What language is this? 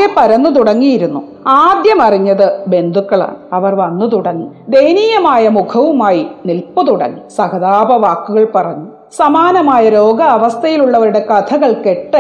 Malayalam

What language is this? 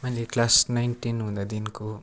Nepali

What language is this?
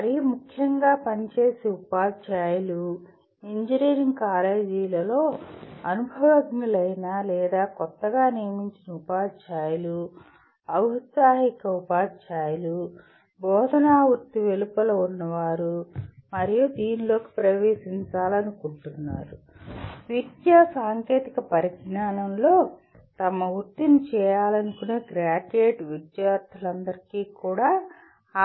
Telugu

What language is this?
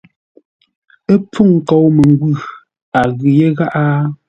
Ngombale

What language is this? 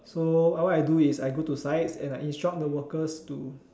English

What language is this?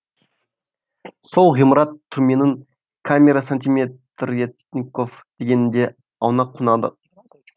Kazakh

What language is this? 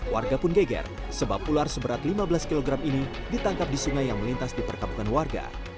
Indonesian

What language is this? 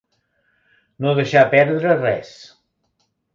Catalan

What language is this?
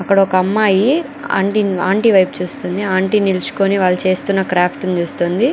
Telugu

